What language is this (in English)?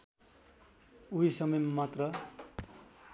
Nepali